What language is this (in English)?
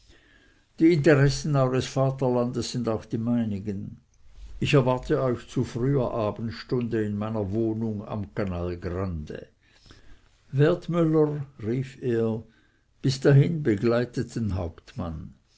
German